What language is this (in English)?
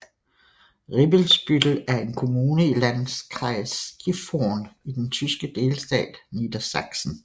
Danish